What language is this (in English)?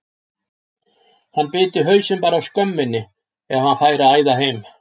Icelandic